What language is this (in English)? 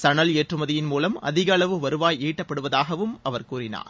Tamil